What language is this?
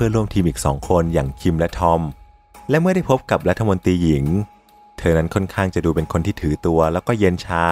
Thai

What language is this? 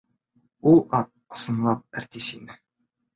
Bashkir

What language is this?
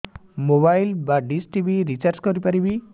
Odia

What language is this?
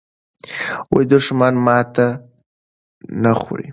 Pashto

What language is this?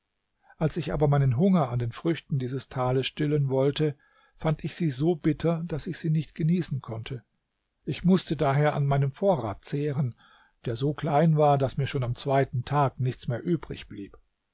German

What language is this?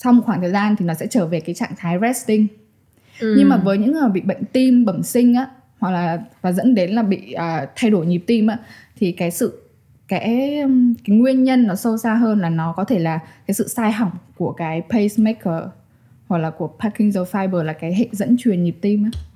Vietnamese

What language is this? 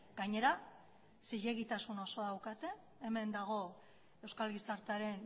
Basque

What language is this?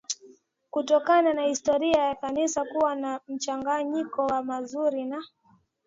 Swahili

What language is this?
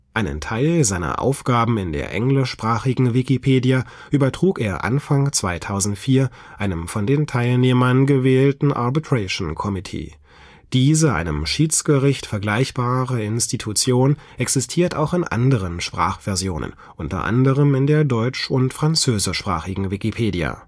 German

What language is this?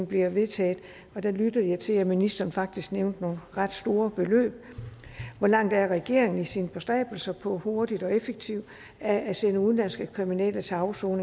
Danish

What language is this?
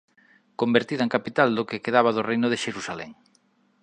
Galician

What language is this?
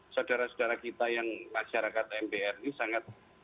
Indonesian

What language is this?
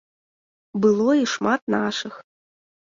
Belarusian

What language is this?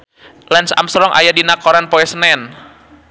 Sundanese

